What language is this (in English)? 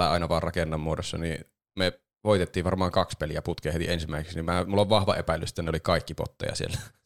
Finnish